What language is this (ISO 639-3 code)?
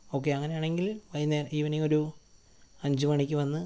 mal